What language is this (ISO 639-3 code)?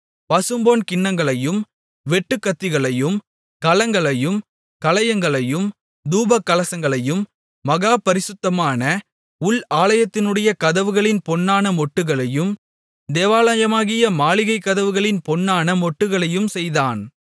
tam